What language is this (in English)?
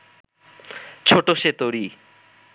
Bangla